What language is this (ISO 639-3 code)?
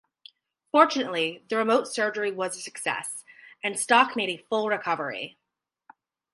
eng